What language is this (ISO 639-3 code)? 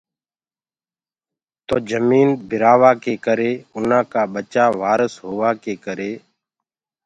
ggg